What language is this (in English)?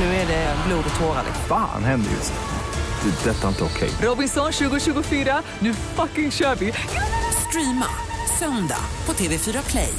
Swedish